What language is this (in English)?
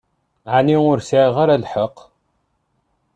Kabyle